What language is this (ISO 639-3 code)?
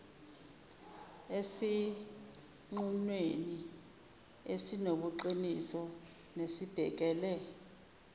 zul